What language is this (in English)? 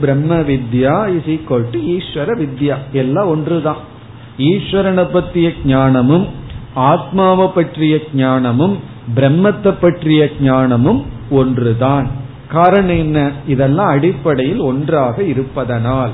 Tamil